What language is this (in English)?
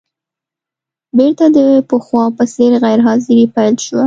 Pashto